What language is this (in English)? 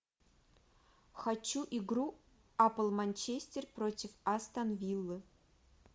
Russian